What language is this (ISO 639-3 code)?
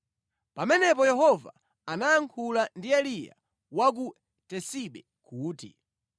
nya